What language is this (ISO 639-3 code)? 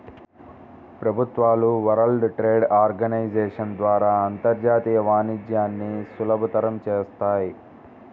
tel